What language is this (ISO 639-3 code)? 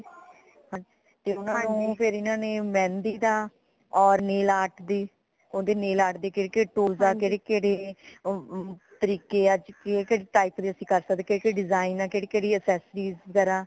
pan